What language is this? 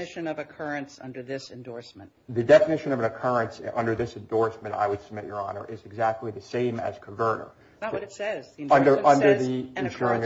English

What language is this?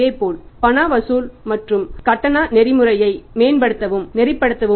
Tamil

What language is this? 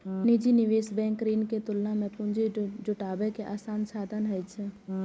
Maithili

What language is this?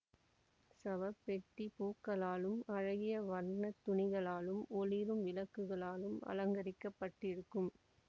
Tamil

